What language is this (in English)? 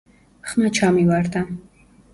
Georgian